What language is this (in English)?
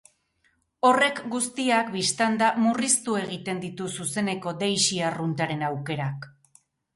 Basque